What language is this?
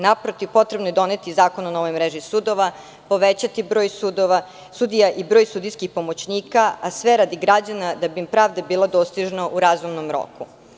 Serbian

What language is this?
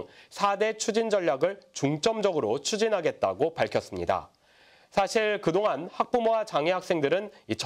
Korean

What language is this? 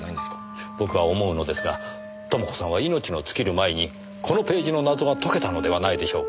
Japanese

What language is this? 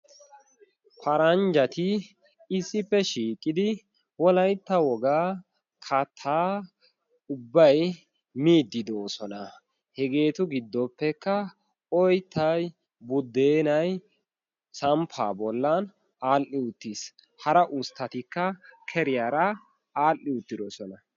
Wolaytta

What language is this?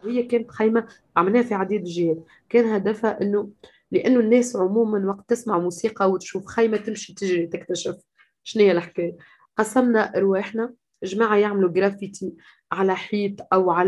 Arabic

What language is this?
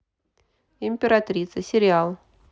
Russian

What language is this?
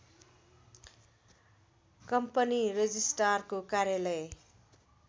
Nepali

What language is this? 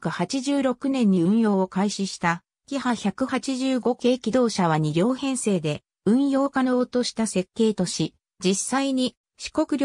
Japanese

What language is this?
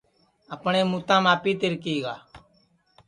Sansi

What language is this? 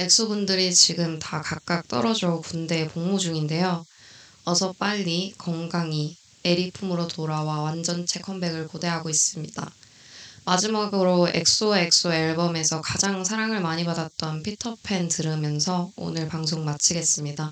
Korean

